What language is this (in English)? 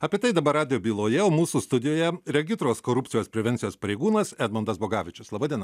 Lithuanian